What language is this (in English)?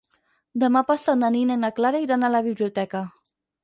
Catalan